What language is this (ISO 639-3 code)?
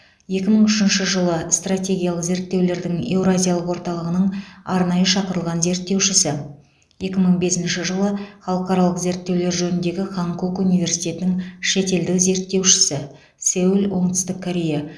kaz